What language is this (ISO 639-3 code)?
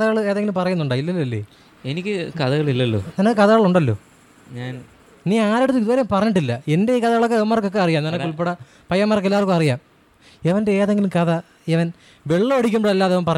mal